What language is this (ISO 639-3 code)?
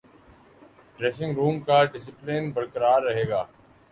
urd